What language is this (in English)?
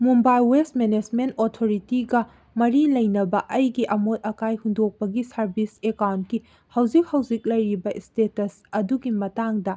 Manipuri